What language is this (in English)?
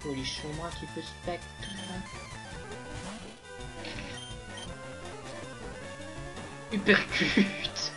French